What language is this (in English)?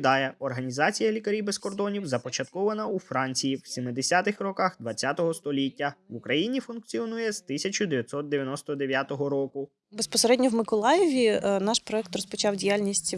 Ukrainian